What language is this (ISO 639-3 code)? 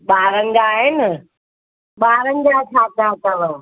snd